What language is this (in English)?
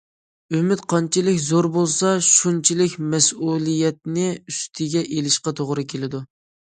Uyghur